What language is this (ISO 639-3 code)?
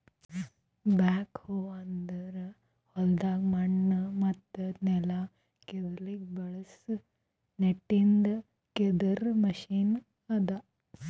kan